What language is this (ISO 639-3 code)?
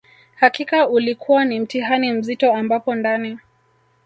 swa